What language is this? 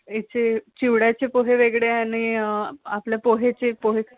Marathi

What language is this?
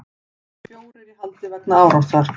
Icelandic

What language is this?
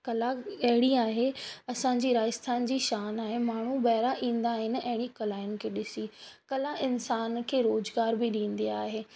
Sindhi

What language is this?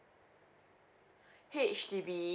English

